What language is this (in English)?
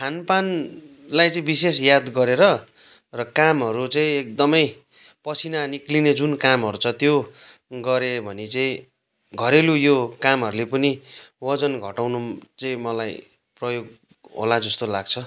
Nepali